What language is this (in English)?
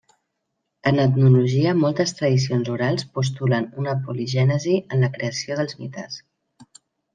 Catalan